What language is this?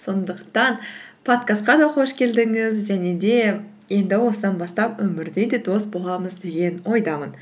Kazakh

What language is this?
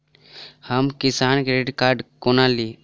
Maithili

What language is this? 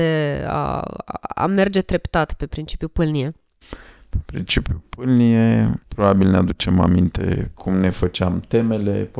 Romanian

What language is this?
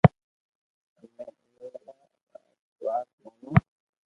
Loarki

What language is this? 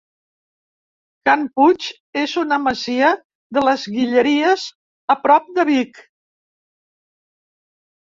Catalan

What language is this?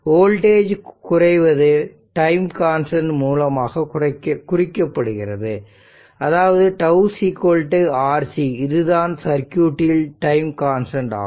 Tamil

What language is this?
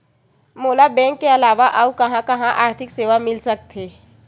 Chhattisgarhi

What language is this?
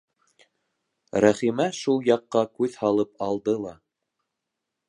Bashkir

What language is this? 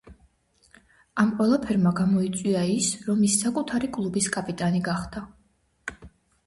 Georgian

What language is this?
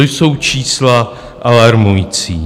Czech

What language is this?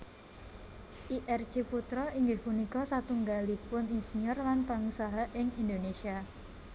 Javanese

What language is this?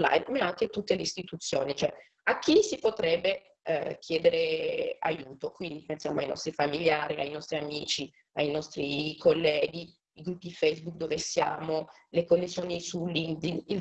Italian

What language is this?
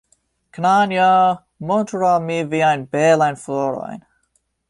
Esperanto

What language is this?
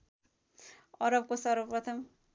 Nepali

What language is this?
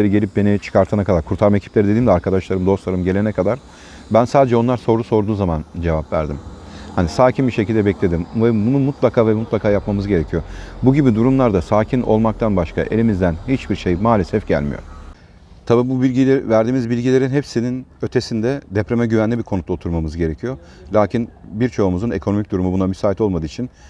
Turkish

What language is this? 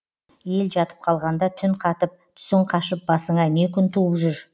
Kazakh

